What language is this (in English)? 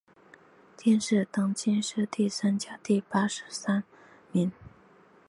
Chinese